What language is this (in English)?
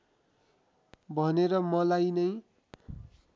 Nepali